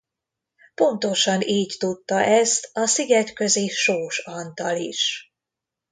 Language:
Hungarian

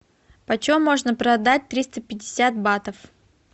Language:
Russian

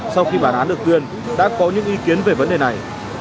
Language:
Vietnamese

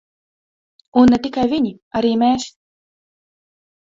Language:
Latvian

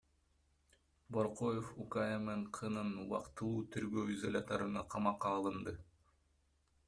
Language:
Kyrgyz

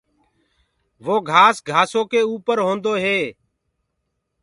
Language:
Gurgula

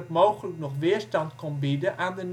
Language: Dutch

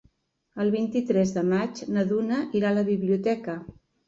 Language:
Catalan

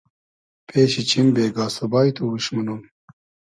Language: Hazaragi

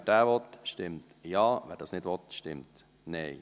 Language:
Swiss German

